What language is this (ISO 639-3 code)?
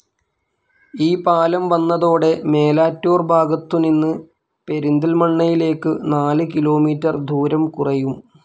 mal